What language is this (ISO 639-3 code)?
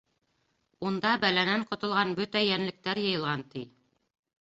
bak